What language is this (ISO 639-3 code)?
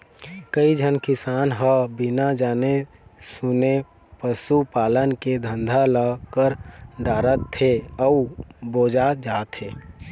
hne